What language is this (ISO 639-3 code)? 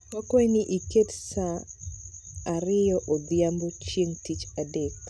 luo